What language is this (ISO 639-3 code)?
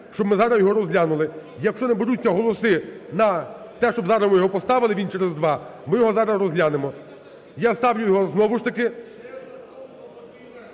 ukr